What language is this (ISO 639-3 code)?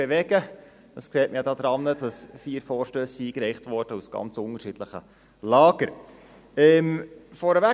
gsw